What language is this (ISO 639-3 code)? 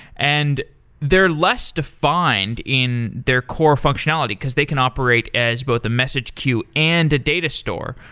eng